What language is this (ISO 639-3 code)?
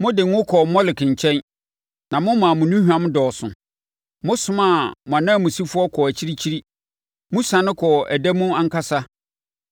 aka